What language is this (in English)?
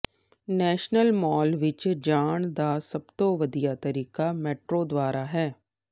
Punjabi